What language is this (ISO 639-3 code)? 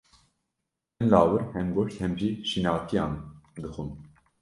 kur